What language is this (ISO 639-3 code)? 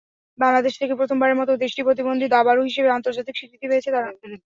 ben